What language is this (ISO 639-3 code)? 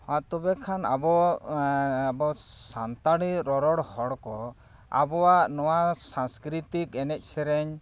sat